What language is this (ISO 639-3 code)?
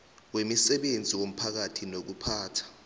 nbl